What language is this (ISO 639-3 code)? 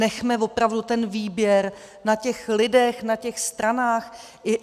ces